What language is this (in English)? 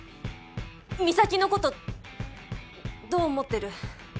Japanese